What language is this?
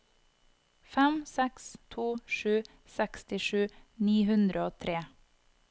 Norwegian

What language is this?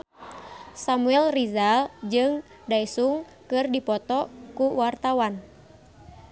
Sundanese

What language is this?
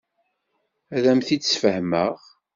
Kabyle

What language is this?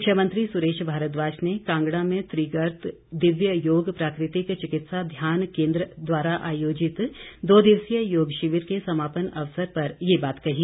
Hindi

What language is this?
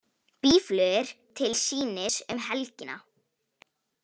Icelandic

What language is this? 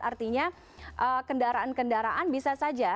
Indonesian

